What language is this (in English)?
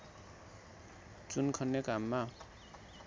Nepali